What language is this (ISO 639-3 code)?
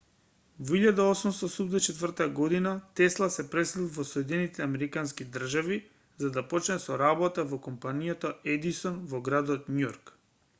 mkd